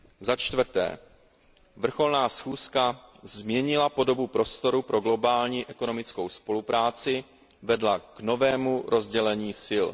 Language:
Czech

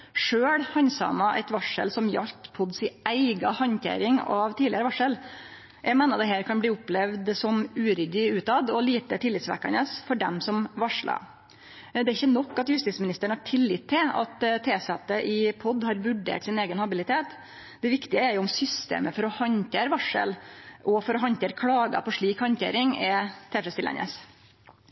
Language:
Norwegian Nynorsk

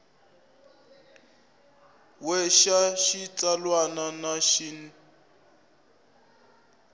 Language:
Tsonga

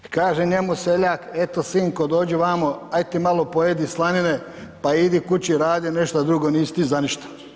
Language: Croatian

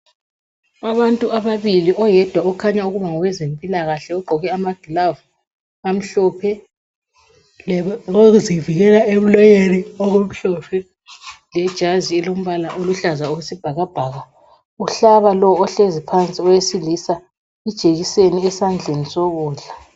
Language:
North Ndebele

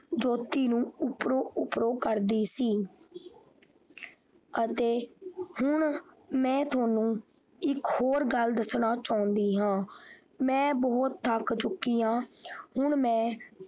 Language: Punjabi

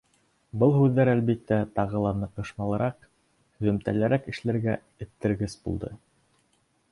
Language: Bashkir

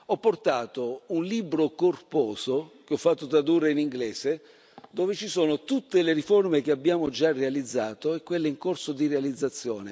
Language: Italian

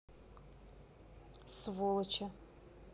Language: Russian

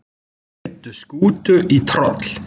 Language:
Icelandic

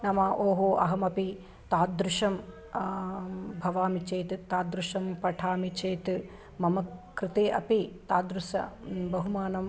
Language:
Sanskrit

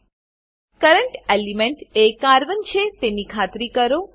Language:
Gujarati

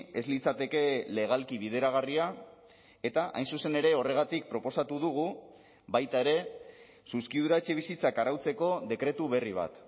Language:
Basque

